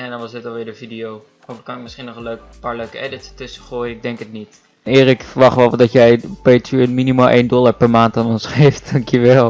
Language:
Dutch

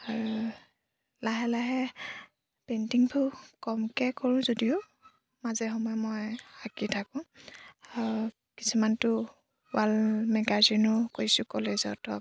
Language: Assamese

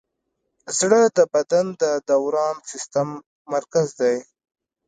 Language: Pashto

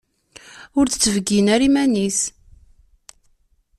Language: Kabyle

